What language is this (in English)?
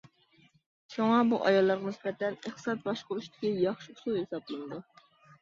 Uyghur